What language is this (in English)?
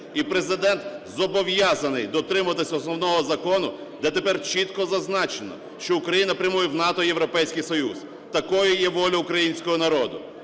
Ukrainian